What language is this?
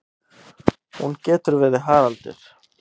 Icelandic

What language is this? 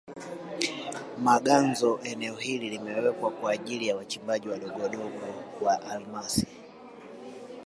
Swahili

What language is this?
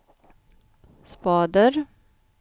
Swedish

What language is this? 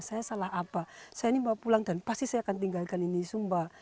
Indonesian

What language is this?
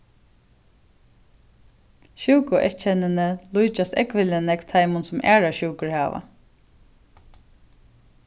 Faroese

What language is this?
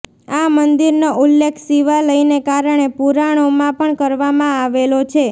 Gujarati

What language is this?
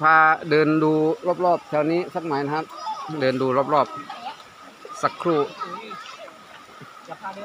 Thai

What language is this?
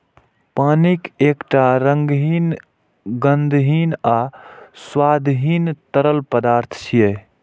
Maithili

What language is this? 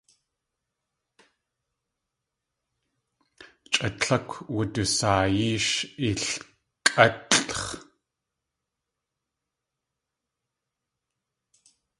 Tlingit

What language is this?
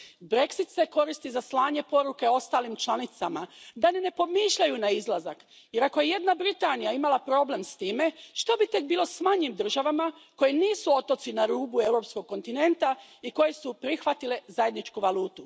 Croatian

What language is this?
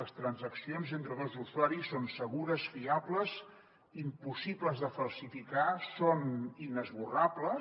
Catalan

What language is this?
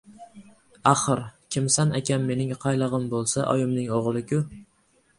Uzbek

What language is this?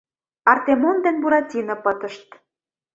Mari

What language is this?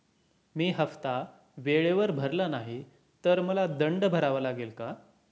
Marathi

